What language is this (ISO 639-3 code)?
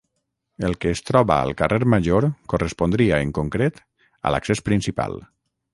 cat